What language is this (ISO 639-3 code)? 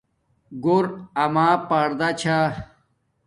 dmk